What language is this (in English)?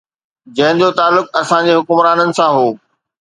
Sindhi